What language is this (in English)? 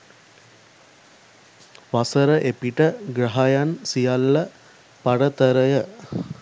Sinhala